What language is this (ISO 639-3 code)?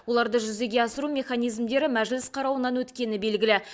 kaz